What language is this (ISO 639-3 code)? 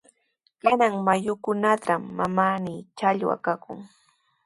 qws